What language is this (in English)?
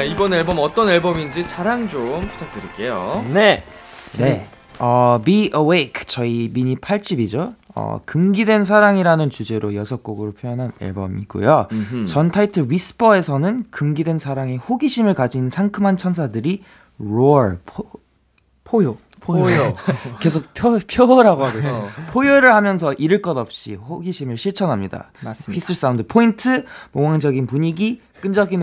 Korean